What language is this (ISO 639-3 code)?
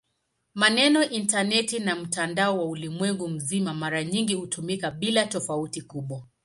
swa